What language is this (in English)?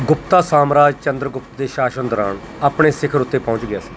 Punjabi